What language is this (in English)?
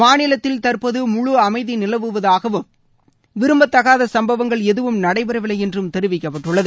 Tamil